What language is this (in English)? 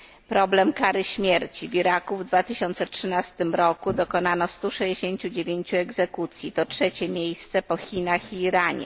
Polish